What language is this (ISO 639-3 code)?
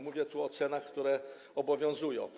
pol